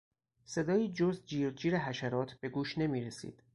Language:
Persian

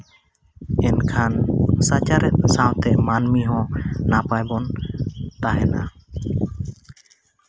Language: Santali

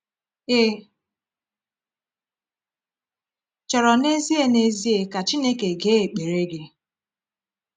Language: Igbo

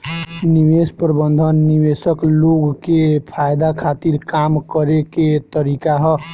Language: Bhojpuri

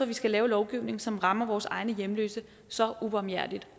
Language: Danish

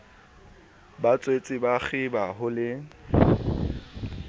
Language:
Southern Sotho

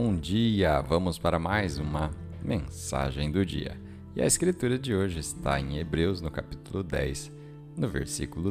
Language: Portuguese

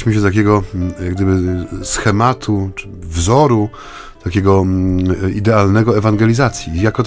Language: Polish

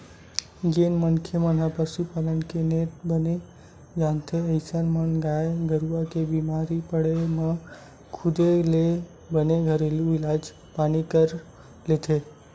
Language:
Chhattisgarhi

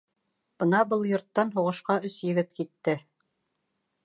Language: Bashkir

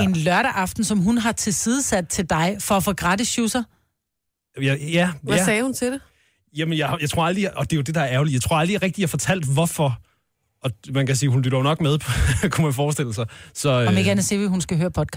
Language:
Danish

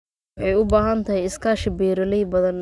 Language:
Somali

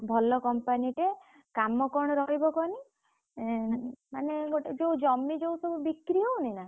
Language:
Odia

